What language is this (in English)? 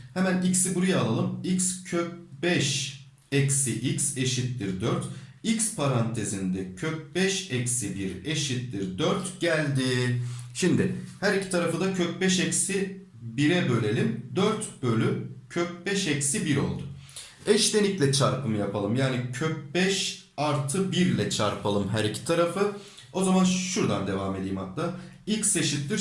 Turkish